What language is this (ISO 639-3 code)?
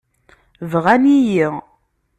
kab